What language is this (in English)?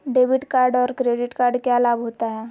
Magahi